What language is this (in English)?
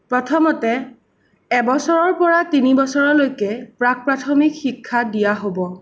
Assamese